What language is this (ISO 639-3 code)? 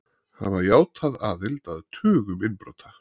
isl